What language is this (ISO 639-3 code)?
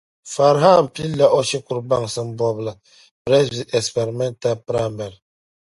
dag